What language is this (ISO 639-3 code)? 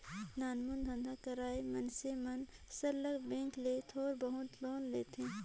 hne